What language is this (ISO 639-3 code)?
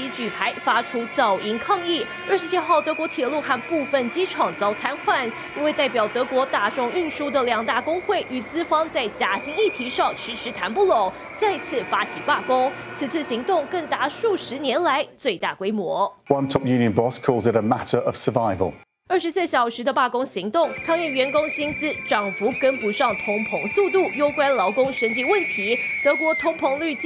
zho